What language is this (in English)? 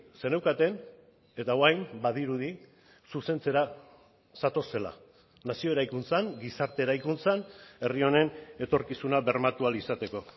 Basque